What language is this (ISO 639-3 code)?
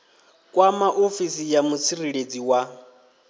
ven